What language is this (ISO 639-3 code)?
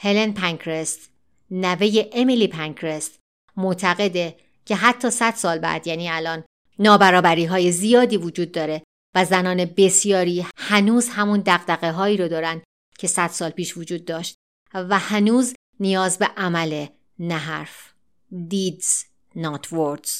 fas